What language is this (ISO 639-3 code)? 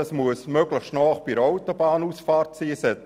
gsw